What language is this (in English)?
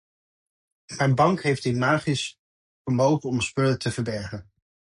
Dutch